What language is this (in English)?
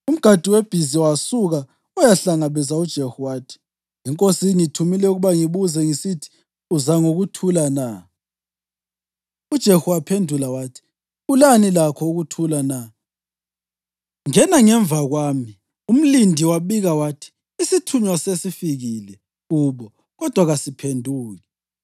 North Ndebele